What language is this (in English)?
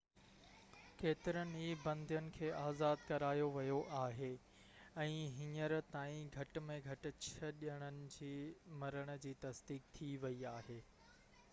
Sindhi